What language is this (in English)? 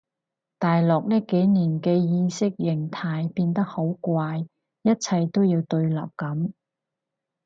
Cantonese